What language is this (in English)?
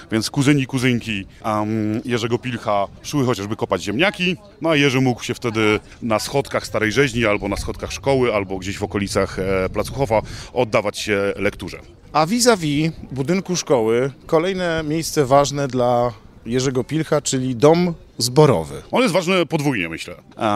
Polish